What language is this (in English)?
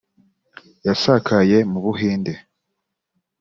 Kinyarwanda